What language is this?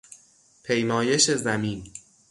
Persian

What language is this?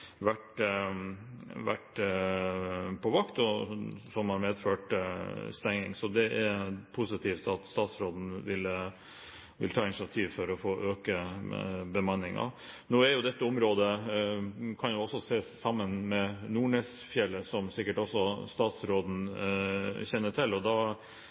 Norwegian Nynorsk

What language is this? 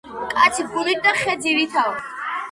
Georgian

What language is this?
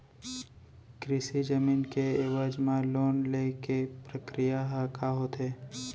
Chhattisgarhi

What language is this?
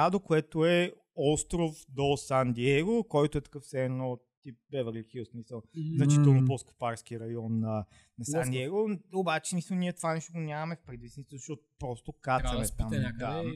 Bulgarian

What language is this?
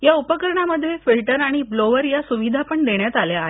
Marathi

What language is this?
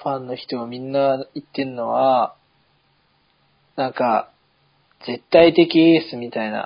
Japanese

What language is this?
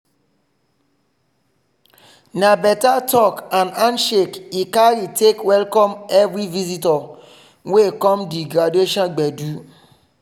Nigerian Pidgin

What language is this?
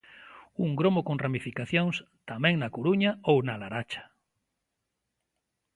Galician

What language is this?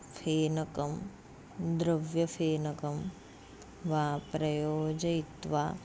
Sanskrit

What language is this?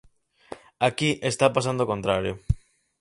Galician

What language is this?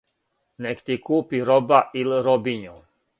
Serbian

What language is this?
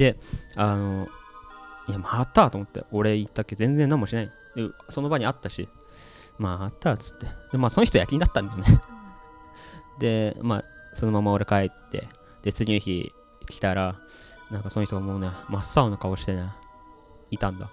Japanese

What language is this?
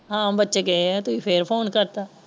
Punjabi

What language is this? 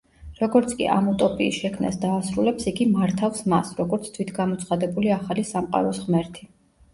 Georgian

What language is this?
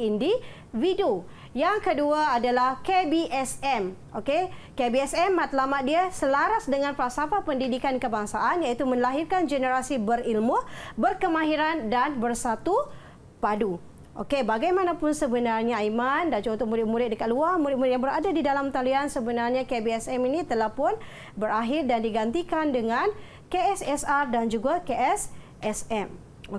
Malay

